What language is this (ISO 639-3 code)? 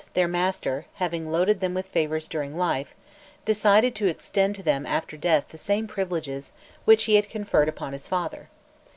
eng